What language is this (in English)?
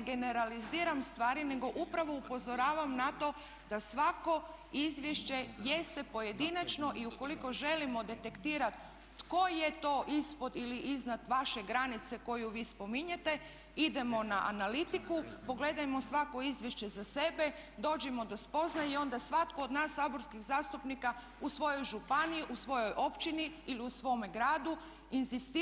Croatian